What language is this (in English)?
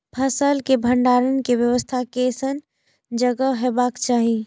Maithili